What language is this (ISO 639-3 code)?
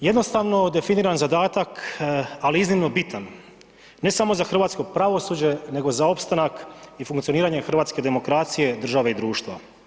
hrv